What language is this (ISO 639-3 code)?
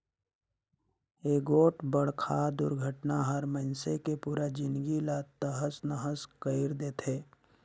hne